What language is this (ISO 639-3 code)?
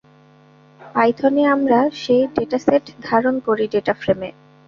ben